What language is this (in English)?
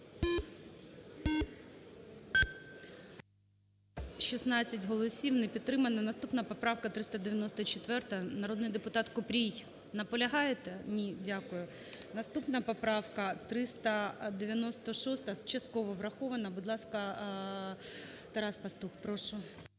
Ukrainian